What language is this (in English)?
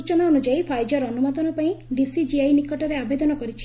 Odia